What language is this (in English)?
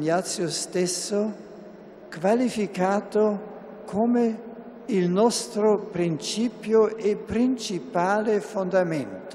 Italian